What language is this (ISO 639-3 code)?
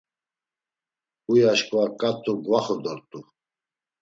lzz